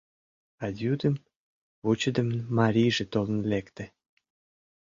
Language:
Mari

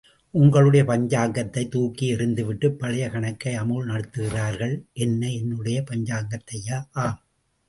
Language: Tamil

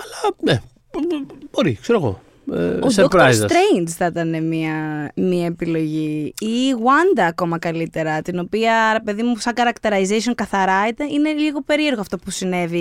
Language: Greek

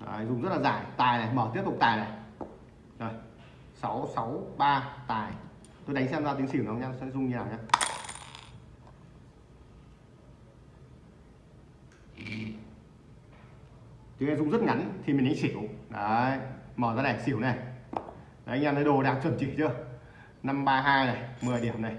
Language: Vietnamese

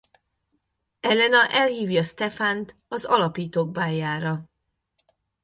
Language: Hungarian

